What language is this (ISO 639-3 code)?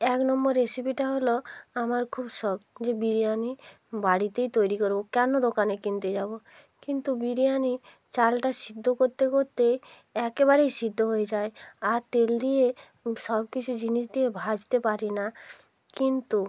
ben